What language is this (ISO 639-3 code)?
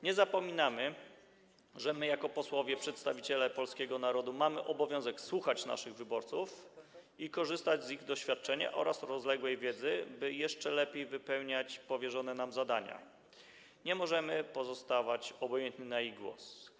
pol